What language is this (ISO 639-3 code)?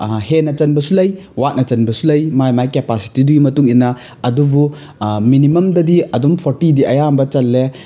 mni